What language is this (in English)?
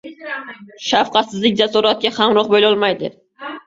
Uzbek